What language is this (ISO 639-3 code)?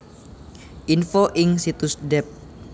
jav